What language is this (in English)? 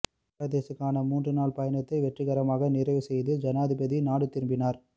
Tamil